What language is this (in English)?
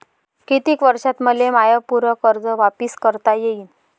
Marathi